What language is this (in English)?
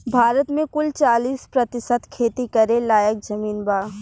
Bhojpuri